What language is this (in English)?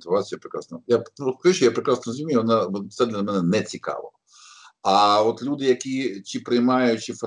Ukrainian